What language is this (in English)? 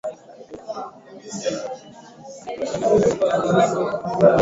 Swahili